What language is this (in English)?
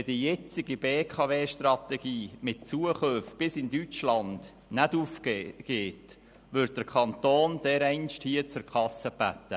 Swiss German